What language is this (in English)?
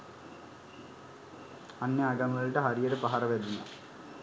Sinhala